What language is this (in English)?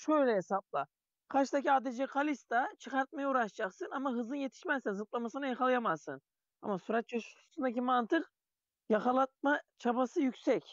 Turkish